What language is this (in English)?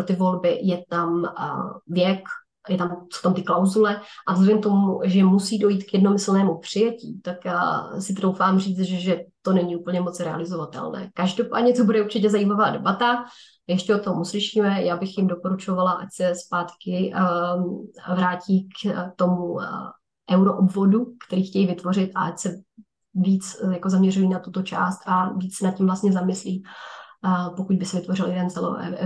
Czech